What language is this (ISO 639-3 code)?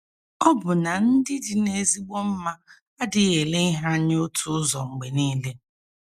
ibo